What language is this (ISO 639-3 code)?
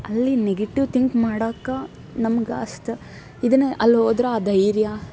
kan